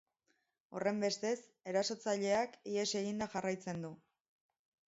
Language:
Basque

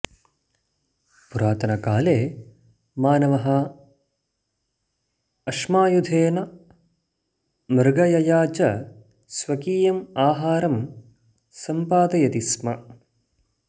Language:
Sanskrit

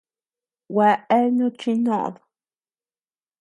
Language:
Tepeuxila Cuicatec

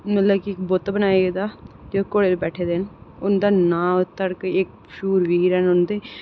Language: Dogri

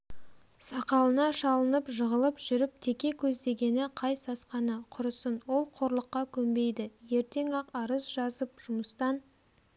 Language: Kazakh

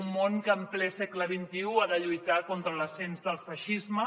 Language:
Catalan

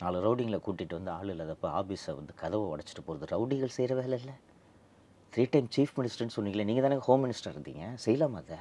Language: Tamil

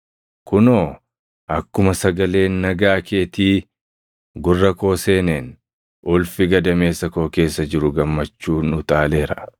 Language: Oromo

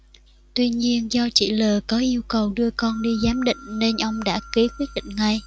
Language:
Vietnamese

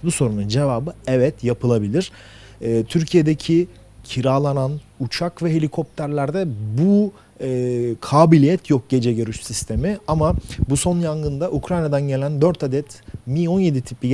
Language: Turkish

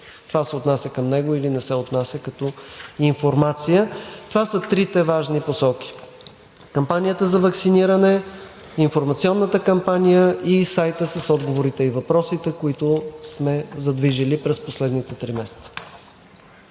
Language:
Bulgarian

